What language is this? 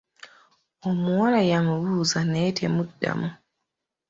Ganda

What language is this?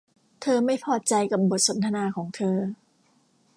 Thai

